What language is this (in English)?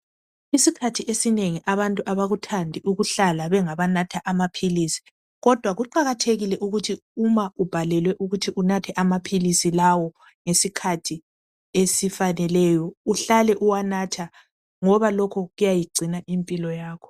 North Ndebele